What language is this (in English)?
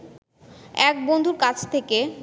Bangla